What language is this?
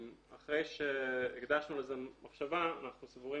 Hebrew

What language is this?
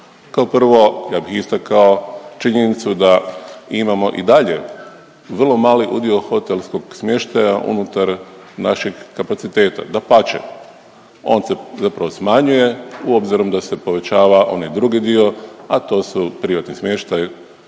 Croatian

